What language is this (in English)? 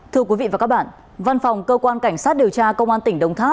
Vietnamese